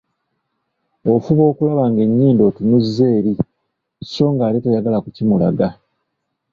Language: Ganda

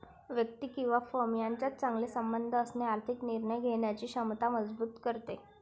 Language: Marathi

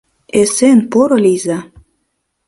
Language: Mari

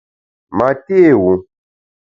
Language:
Bamun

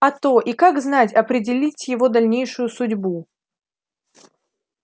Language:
Russian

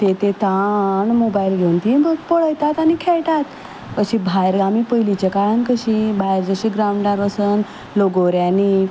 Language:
Konkani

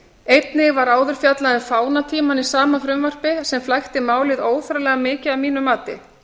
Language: Icelandic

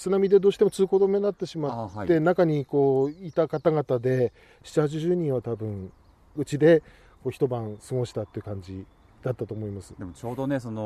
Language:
Japanese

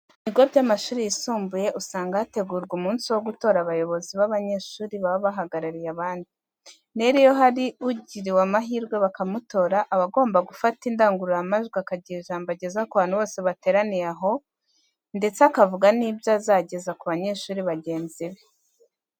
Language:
Kinyarwanda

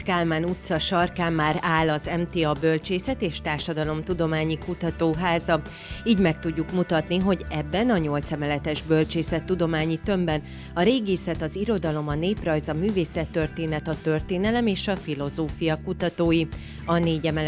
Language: Hungarian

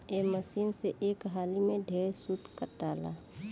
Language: Bhojpuri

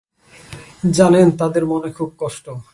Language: Bangla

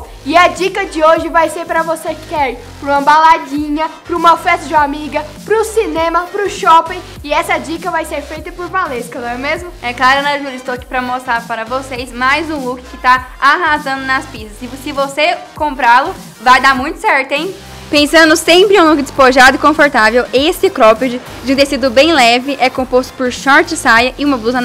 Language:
Portuguese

